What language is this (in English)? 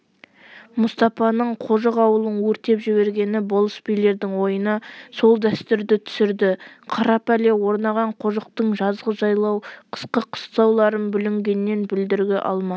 Kazakh